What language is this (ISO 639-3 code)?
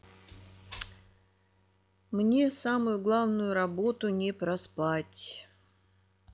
rus